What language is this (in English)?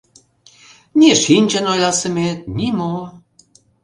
Mari